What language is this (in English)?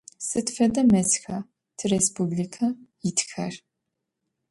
Adyghe